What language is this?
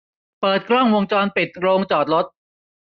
Thai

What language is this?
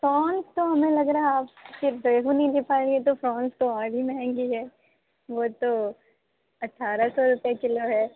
Urdu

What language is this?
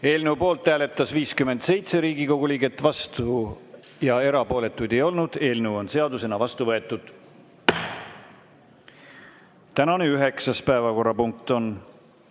Estonian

